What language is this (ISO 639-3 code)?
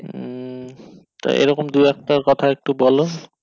ben